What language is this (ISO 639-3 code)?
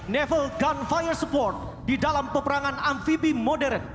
ind